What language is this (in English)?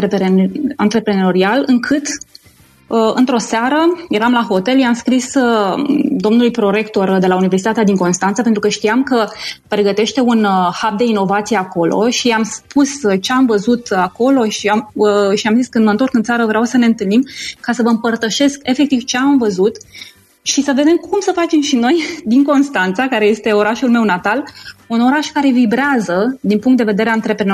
Romanian